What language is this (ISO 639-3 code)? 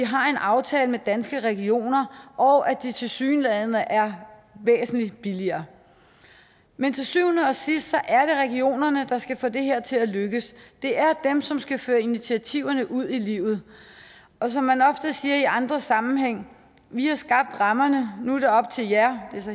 dan